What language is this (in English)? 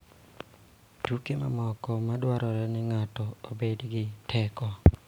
Luo (Kenya and Tanzania)